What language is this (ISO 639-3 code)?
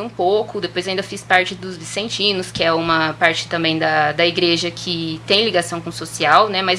por